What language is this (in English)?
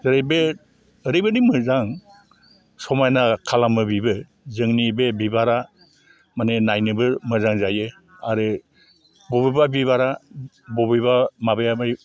Bodo